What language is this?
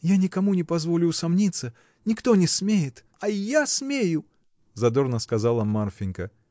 Russian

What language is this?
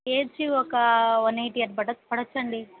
Telugu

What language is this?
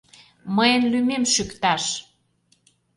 Mari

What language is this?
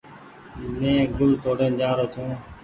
Goaria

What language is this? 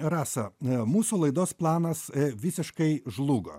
Lithuanian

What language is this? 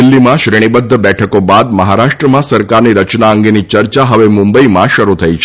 Gujarati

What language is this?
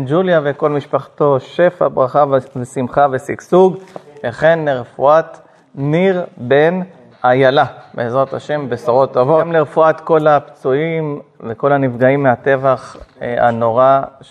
Hebrew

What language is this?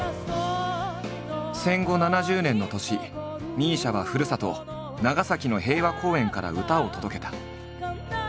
Japanese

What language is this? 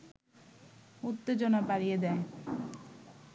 Bangla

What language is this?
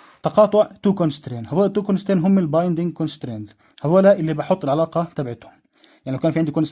Arabic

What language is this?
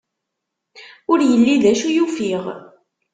Kabyle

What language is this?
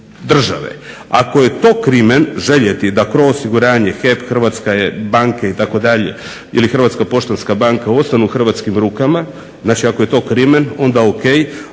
Croatian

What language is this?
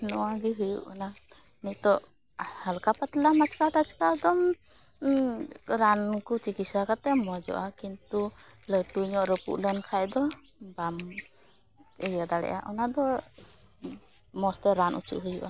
Santali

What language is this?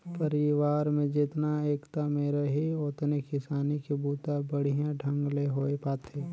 Chhattisgarhi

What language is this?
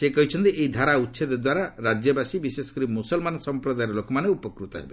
Odia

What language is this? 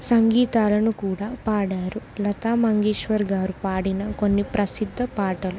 Telugu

